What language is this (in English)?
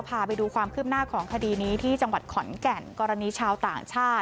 Thai